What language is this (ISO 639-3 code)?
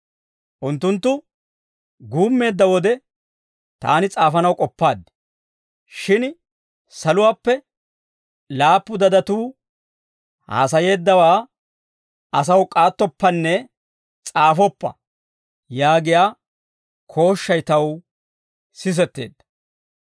dwr